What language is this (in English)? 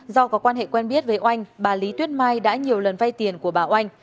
Vietnamese